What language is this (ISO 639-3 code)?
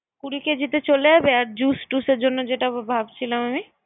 ben